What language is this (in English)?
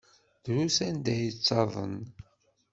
Kabyle